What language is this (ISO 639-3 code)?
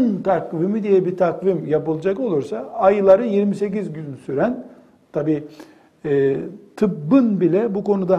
tur